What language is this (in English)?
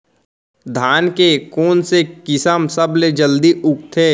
Chhattisgarhi